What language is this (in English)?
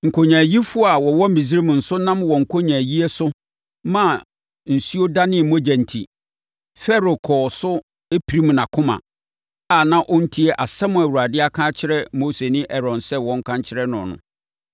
Akan